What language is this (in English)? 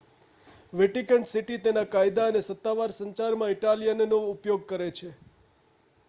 Gujarati